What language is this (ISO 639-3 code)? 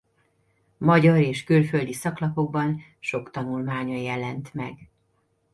hun